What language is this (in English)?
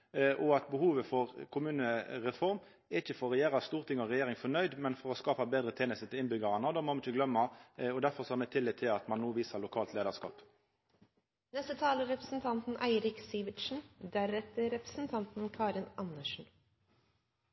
Norwegian Nynorsk